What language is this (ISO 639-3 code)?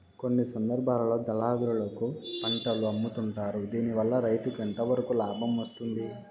tel